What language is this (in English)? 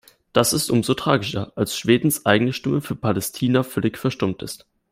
German